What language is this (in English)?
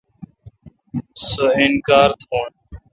Kalkoti